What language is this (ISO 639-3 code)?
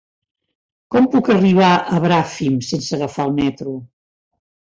cat